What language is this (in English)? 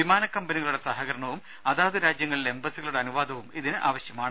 Malayalam